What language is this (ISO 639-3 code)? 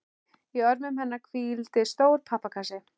isl